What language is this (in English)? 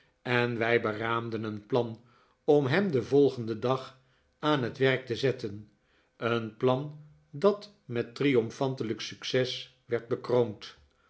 Dutch